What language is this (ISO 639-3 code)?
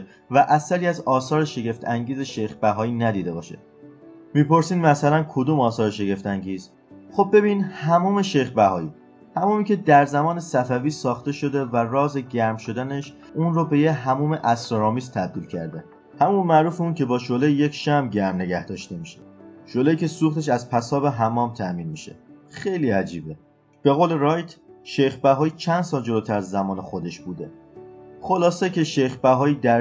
fas